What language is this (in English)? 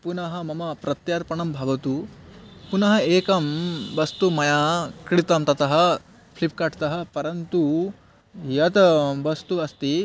Sanskrit